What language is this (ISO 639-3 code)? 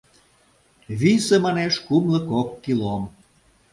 chm